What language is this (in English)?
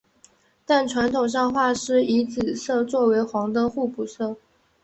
Chinese